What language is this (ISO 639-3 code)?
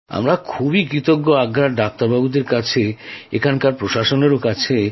ben